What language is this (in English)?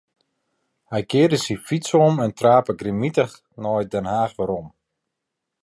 Western Frisian